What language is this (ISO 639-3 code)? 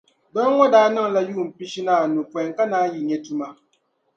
dag